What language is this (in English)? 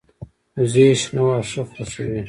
Pashto